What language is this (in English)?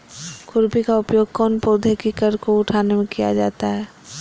Magahi